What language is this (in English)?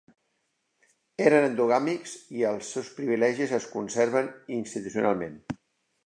Catalan